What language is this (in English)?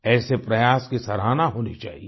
Hindi